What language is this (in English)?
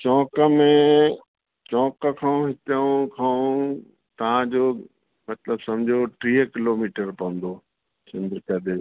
Sindhi